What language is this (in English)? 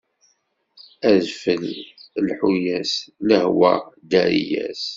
Kabyle